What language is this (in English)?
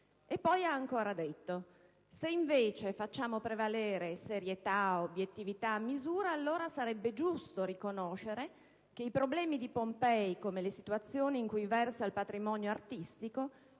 Italian